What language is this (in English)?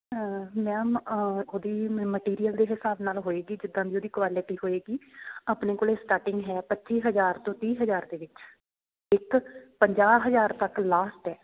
Punjabi